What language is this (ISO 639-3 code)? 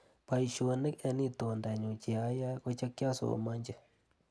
kln